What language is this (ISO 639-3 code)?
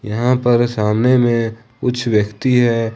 hin